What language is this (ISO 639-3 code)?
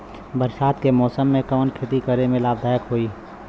bho